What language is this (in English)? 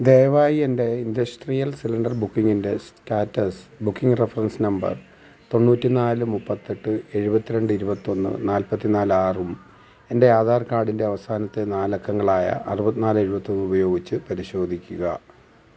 Malayalam